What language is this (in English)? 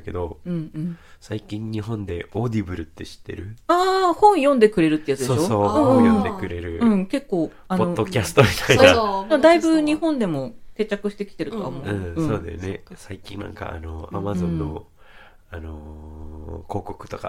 Japanese